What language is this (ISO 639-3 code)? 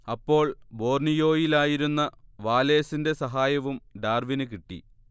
mal